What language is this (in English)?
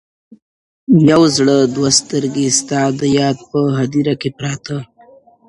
Pashto